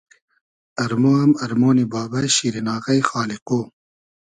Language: Hazaragi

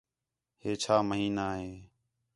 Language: Khetrani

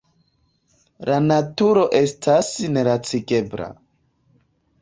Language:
Esperanto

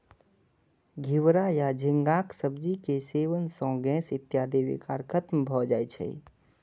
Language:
Maithili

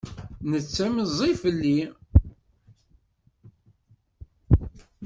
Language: Kabyle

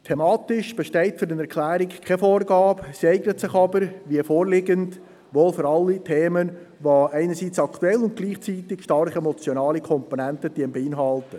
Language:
Swiss German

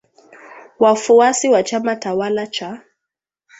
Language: Swahili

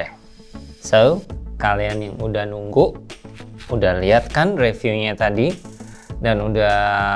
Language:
Indonesian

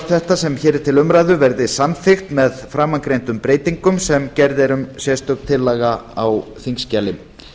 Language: Icelandic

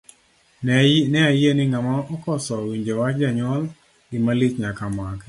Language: Luo (Kenya and Tanzania)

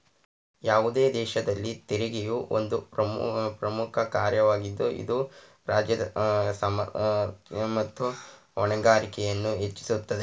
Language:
Kannada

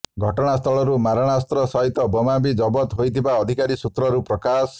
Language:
Odia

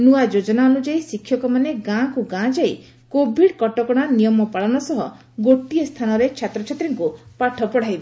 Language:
Odia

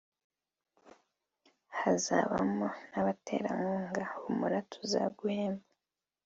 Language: Kinyarwanda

